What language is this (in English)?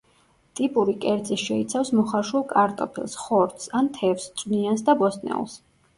Georgian